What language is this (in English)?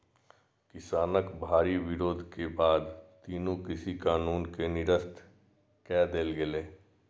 Maithili